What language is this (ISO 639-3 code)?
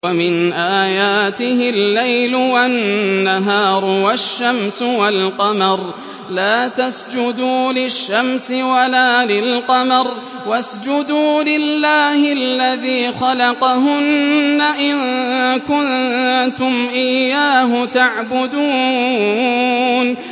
ara